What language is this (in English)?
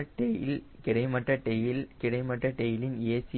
Tamil